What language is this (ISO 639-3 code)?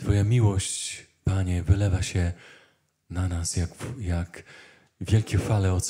pol